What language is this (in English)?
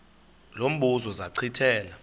Xhosa